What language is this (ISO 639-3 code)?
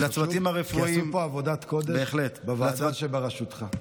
heb